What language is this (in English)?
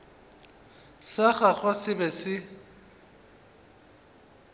Northern Sotho